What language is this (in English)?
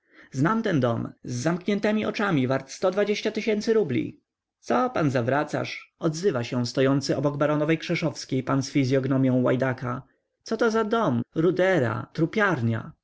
Polish